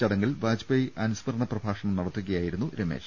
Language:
Malayalam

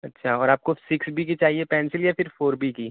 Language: Urdu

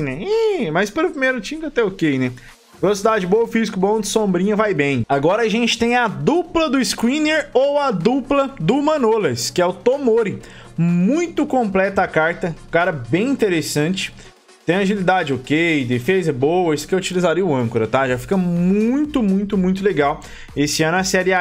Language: Portuguese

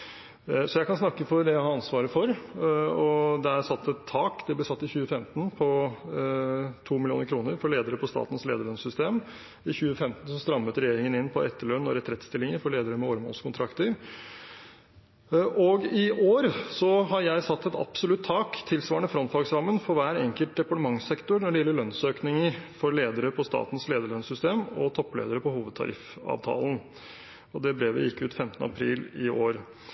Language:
Norwegian Bokmål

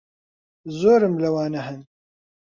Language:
Central Kurdish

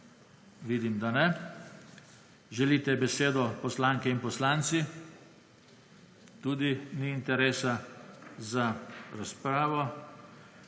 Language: Slovenian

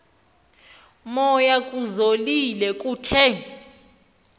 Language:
Xhosa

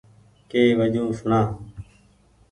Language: Goaria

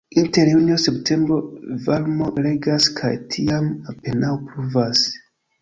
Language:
Esperanto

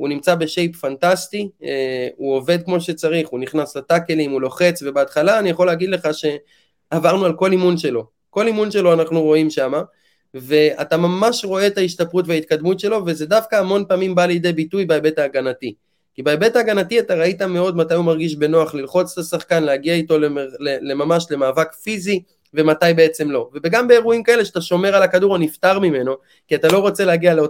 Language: Hebrew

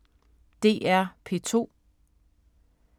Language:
Danish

